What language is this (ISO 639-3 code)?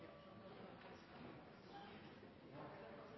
nno